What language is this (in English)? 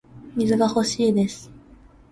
Japanese